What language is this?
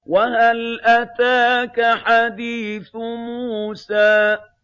Arabic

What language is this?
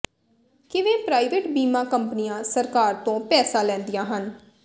Punjabi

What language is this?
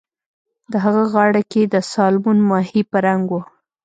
Pashto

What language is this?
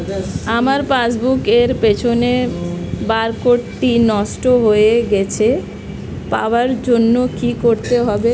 Bangla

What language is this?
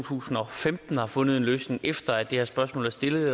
Danish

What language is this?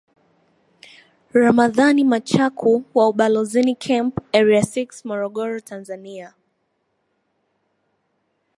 Swahili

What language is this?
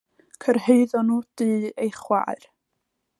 Welsh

